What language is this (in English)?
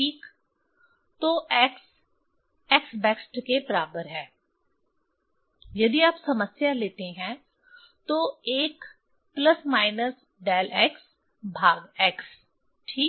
Hindi